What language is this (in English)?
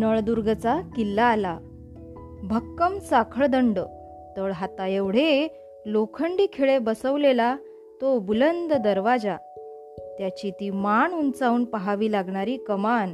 Marathi